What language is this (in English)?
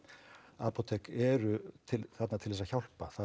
Icelandic